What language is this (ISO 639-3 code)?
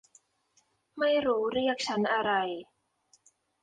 tha